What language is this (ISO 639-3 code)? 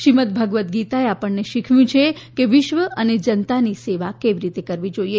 guj